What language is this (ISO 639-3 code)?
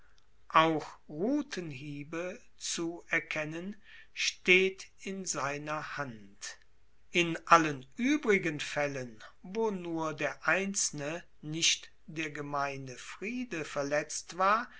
deu